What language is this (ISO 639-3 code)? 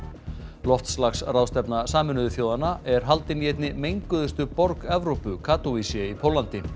isl